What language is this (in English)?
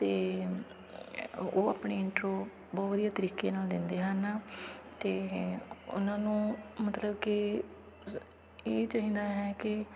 Punjabi